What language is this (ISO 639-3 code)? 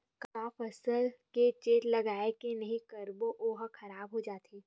hne